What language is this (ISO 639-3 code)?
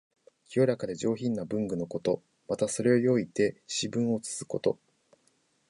jpn